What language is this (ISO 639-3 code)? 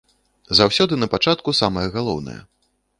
bel